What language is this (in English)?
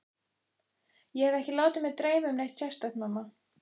Icelandic